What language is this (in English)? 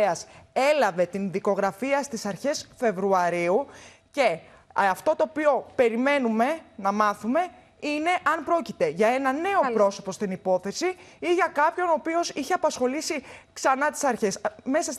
Greek